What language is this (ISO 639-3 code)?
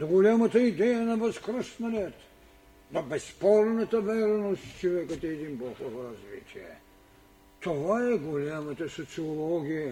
bul